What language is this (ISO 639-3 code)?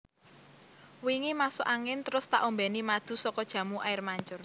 jav